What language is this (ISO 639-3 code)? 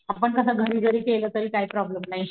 mar